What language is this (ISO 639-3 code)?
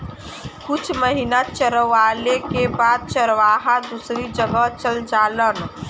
bho